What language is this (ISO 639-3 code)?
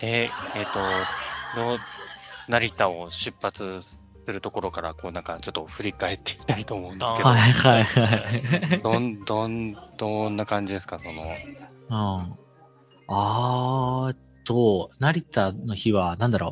jpn